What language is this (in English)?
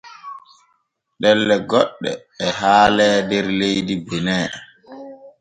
Borgu Fulfulde